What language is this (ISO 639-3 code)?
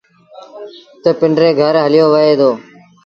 sbn